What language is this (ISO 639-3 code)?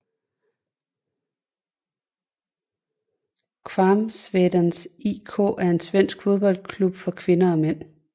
dan